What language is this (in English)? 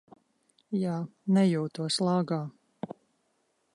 Latvian